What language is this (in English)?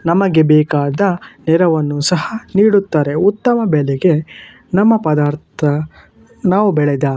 Kannada